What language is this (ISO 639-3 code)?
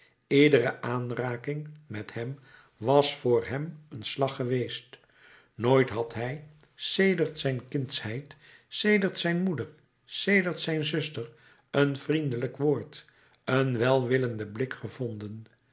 nld